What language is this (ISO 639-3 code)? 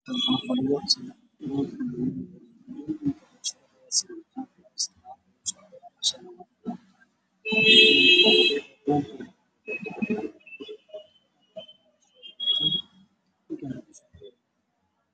som